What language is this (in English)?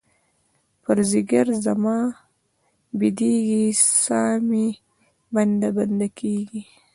Pashto